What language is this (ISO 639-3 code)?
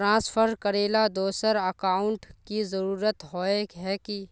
mag